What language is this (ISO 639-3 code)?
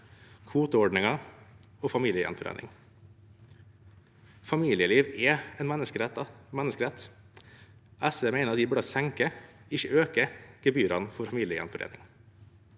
nor